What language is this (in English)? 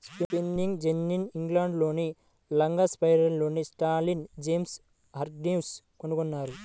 Telugu